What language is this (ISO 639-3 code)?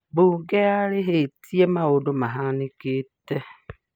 kik